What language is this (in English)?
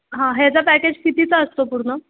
Marathi